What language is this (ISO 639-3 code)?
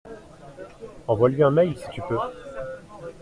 fra